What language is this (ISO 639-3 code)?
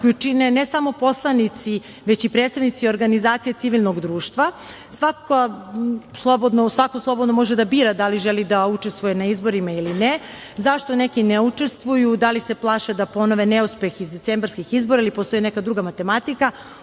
srp